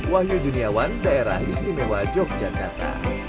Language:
Indonesian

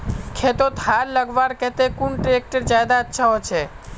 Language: Magahi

